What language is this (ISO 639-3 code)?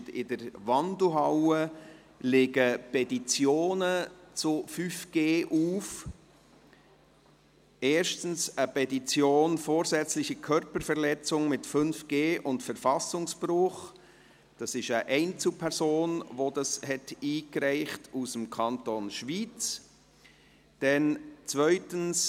gsw